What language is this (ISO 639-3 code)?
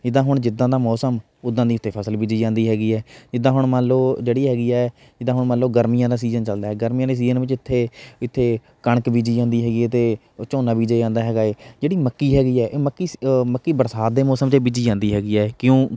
pan